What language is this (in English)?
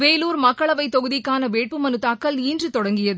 Tamil